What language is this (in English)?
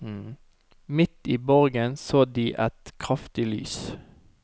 Norwegian